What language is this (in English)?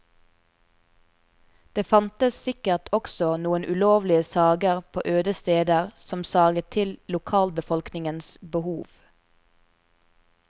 Norwegian